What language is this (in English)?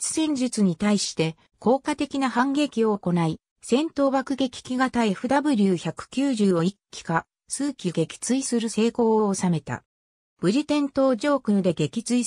Japanese